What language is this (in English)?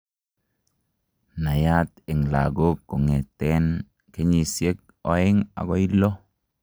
Kalenjin